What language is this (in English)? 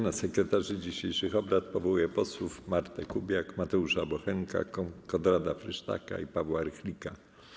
Polish